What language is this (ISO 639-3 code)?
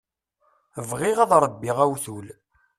kab